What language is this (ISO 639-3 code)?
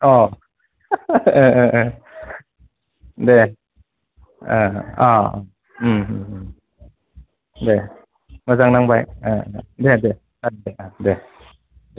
brx